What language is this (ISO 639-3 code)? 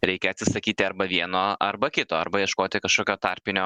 lit